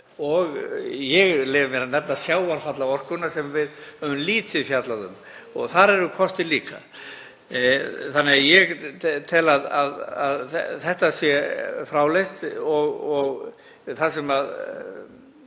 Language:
Icelandic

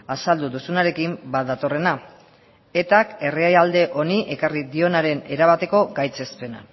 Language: Basque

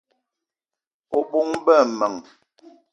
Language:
Eton (Cameroon)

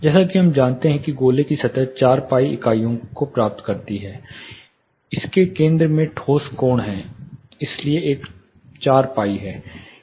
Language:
Hindi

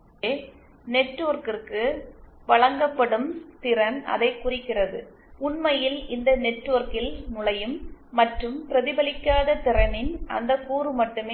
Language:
Tamil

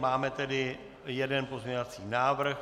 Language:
Czech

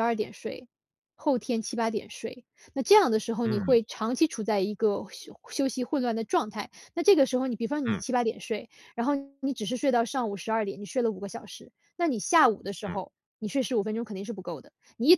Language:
Chinese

